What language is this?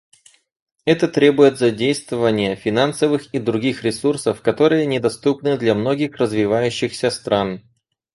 Russian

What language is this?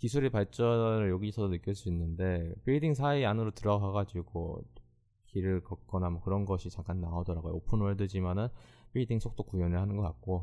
Korean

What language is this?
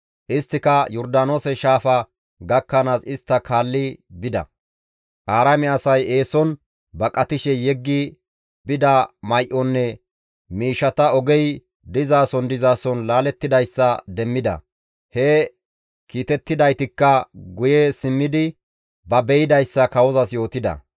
Gamo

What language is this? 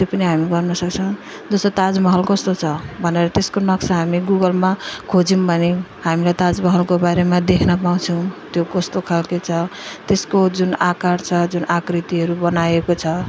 Nepali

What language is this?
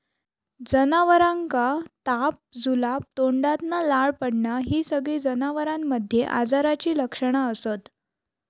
Marathi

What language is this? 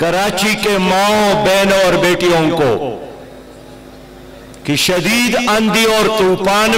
Turkish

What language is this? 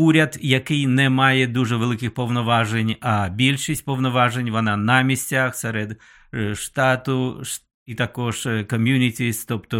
Ukrainian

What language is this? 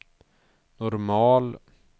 Swedish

